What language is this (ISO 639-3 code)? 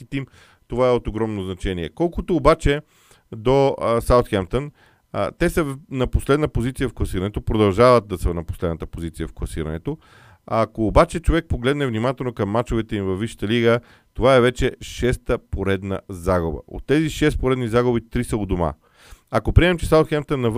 bul